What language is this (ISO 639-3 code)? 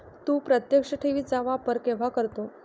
mar